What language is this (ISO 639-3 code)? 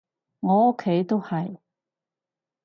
yue